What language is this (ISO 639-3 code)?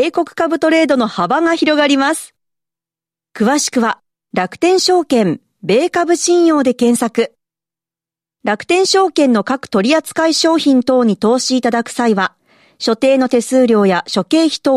jpn